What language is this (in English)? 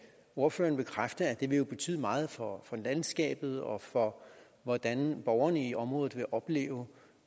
Danish